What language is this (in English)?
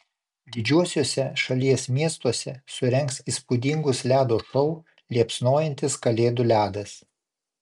Lithuanian